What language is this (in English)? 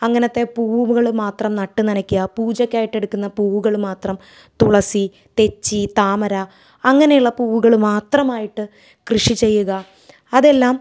Malayalam